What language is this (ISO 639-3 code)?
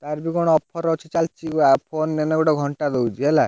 ori